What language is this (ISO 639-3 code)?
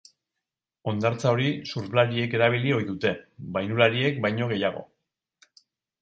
eus